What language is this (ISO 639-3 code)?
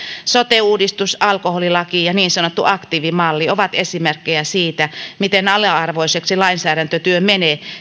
fin